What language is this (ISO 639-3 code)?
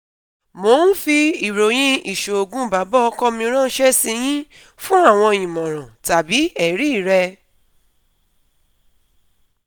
yor